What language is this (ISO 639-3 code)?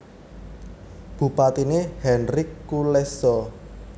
jav